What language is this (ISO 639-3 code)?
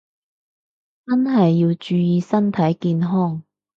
yue